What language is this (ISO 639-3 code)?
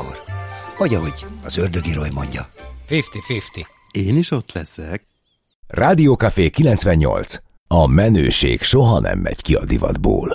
hun